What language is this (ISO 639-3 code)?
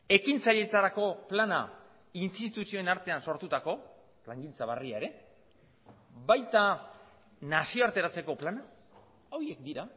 eus